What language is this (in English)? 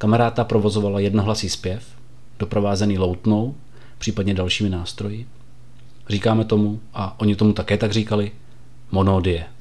Czech